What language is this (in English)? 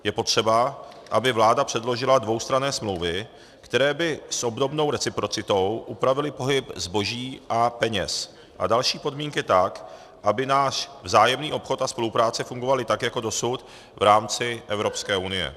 Czech